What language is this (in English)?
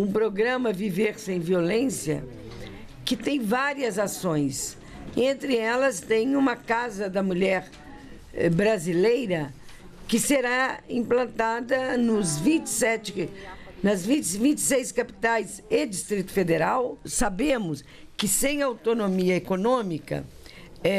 Portuguese